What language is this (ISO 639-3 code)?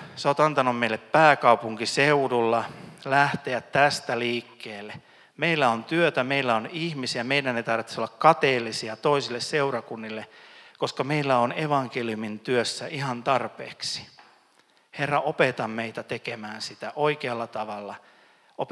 fin